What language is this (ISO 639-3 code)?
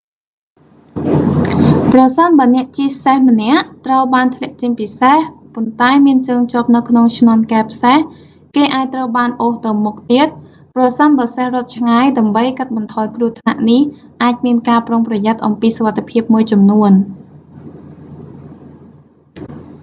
khm